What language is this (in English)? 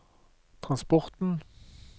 Norwegian